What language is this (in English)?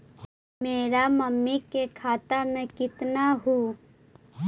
Magahi